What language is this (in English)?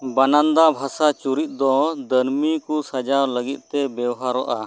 Santali